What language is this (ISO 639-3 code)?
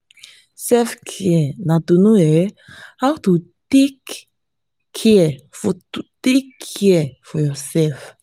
pcm